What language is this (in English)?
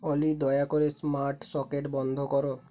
Bangla